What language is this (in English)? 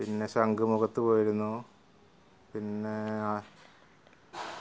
Malayalam